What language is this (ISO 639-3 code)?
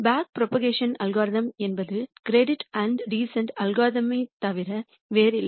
tam